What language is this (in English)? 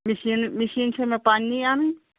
Kashmiri